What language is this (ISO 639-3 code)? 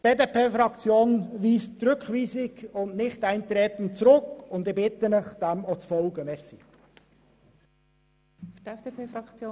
gsw